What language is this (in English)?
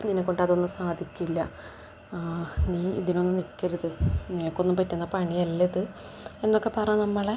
Malayalam